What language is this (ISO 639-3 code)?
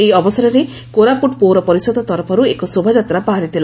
ori